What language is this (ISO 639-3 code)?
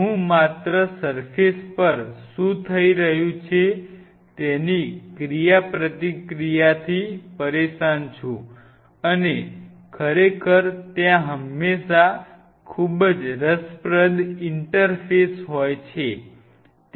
guj